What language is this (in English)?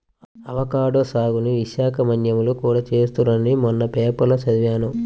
Telugu